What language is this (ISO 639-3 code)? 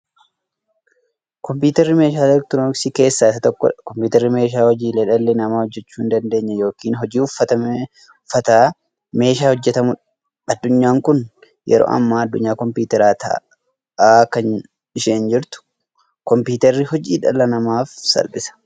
orm